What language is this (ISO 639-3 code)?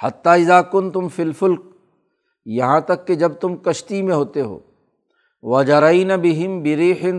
urd